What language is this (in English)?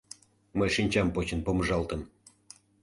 Mari